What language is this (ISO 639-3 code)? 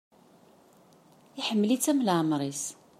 kab